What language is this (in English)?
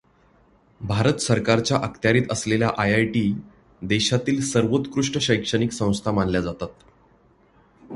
Marathi